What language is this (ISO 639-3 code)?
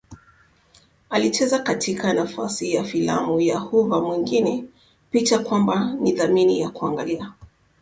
swa